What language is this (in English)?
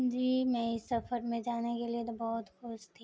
Urdu